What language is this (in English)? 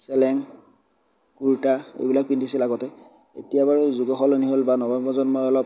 Assamese